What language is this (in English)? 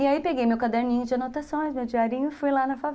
Portuguese